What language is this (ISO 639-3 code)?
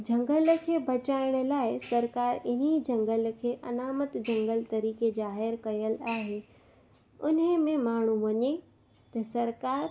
snd